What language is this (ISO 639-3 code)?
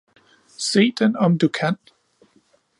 dan